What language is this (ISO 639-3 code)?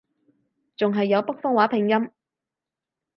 yue